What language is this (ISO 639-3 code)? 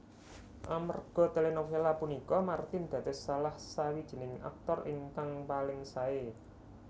jav